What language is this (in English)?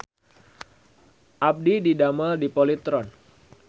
Sundanese